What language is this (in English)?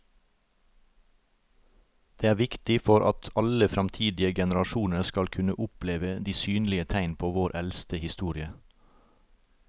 Norwegian